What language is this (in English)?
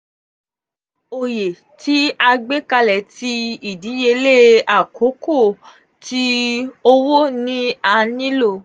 Yoruba